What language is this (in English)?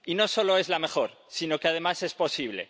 Spanish